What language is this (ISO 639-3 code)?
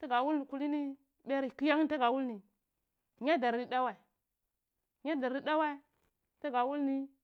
ckl